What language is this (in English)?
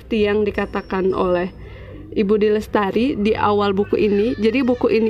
Indonesian